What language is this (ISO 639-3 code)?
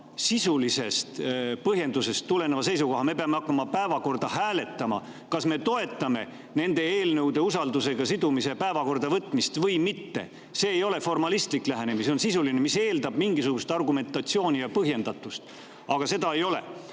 est